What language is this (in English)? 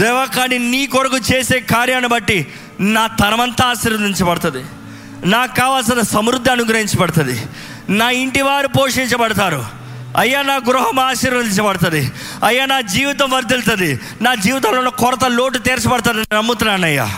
Telugu